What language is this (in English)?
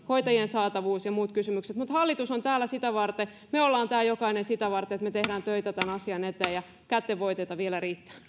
Finnish